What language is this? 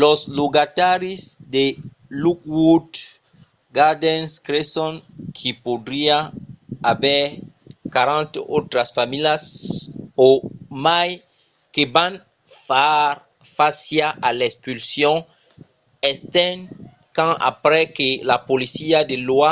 Occitan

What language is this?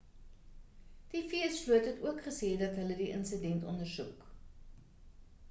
Afrikaans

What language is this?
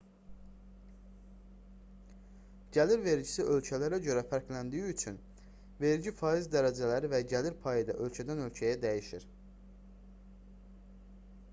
Azerbaijani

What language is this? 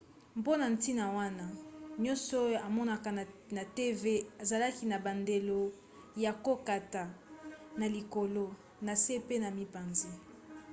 Lingala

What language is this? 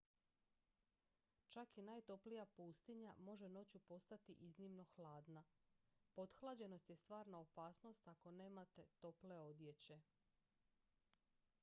Croatian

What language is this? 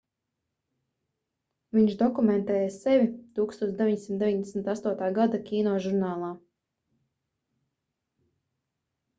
Latvian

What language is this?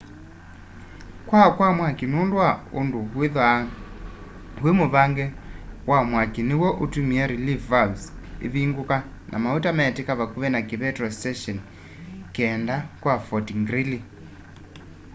Kamba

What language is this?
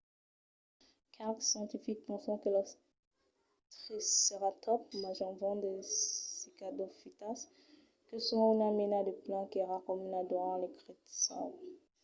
Occitan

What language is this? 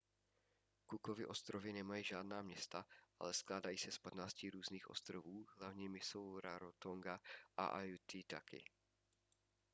Czech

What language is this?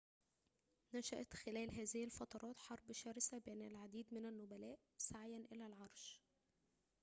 Arabic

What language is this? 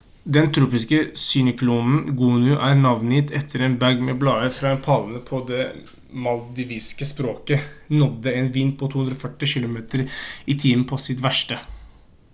Norwegian Bokmål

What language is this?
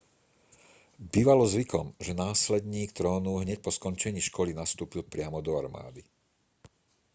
Slovak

